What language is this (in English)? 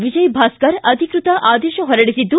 Kannada